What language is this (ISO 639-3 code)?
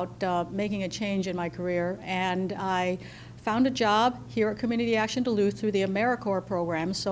eng